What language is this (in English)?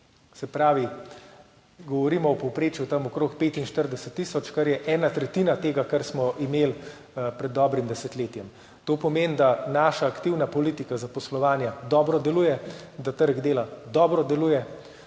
Slovenian